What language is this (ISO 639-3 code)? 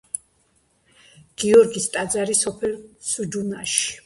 kat